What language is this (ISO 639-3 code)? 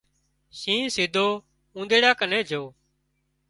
kxp